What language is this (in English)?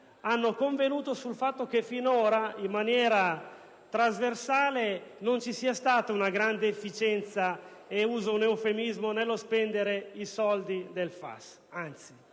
Italian